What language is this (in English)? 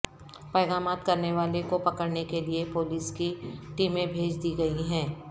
Urdu